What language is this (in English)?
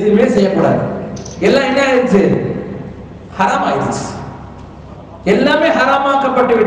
Indonesian